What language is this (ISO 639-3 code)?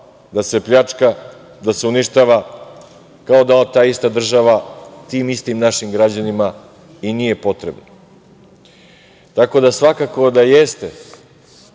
srp